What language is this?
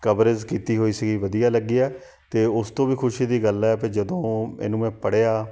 Punjabi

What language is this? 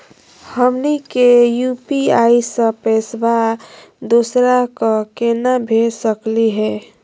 Magahi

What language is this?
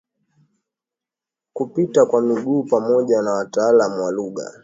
Swahili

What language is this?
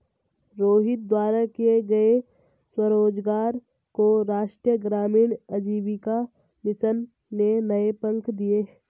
Hindi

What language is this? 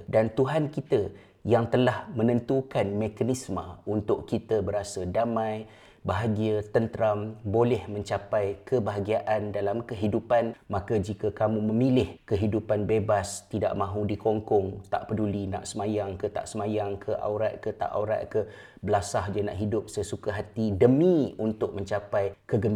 Malay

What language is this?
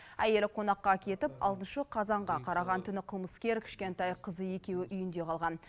Kazakh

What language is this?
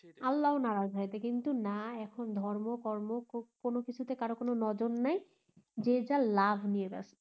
Bangla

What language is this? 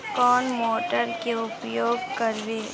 Magahi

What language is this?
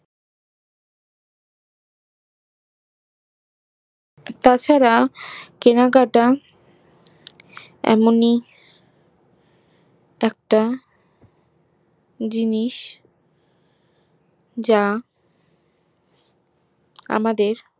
Bangla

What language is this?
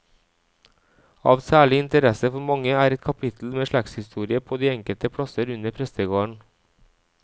Norwegian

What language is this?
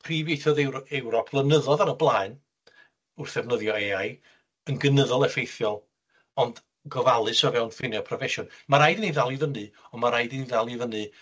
Welsh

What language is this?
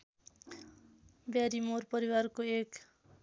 Nepali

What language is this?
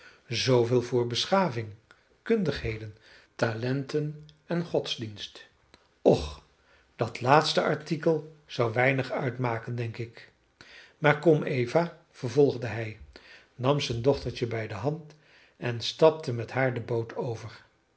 Dutch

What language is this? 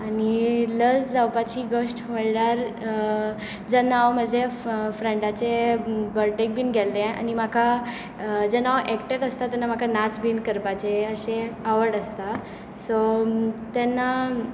Konkani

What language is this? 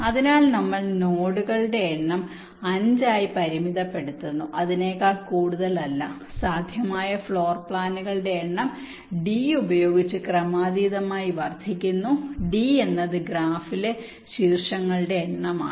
Malayalam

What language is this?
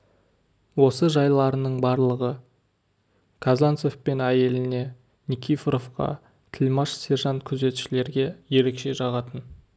Kazakh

